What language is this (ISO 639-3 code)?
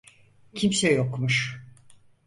tur